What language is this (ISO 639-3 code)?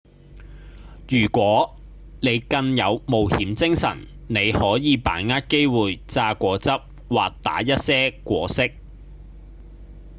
yue